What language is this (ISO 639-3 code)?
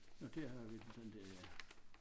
dan